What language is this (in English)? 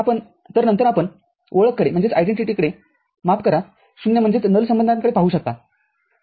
Marathi